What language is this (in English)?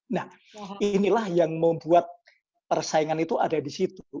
Indonesian